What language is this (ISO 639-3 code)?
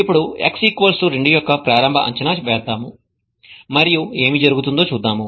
tel